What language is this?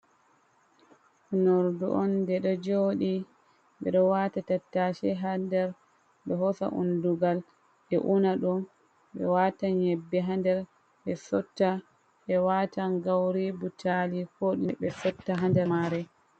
Fula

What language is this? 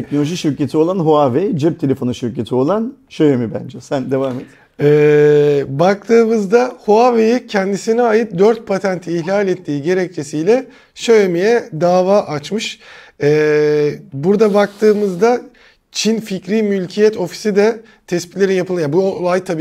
Turkish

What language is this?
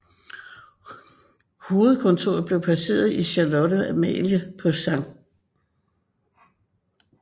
Danish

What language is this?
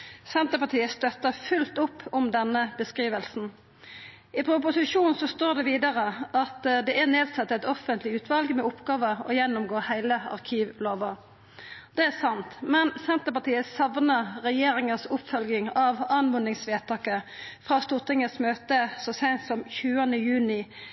Norwegian Nynorsk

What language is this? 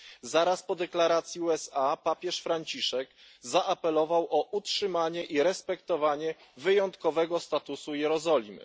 Polish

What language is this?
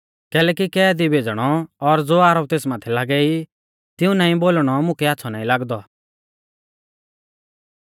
Mahasu Pahari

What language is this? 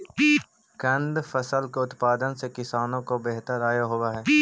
Magahi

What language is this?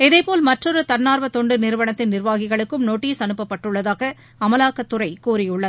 Tamil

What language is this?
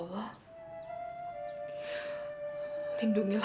Indonesian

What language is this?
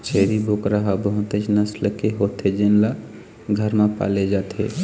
Chhattisgarhi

